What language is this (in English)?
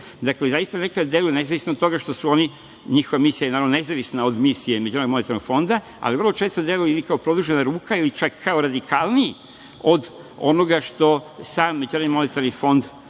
Serbian